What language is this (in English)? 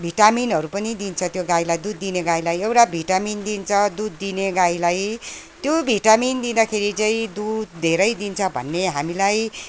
Nepali